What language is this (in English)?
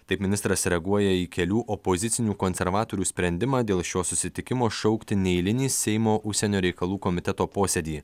Lithuanian